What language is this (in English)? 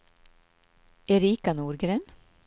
Swedish